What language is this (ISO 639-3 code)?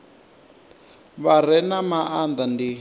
ven